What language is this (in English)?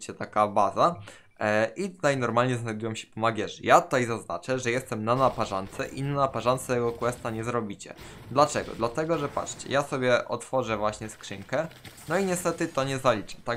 Polish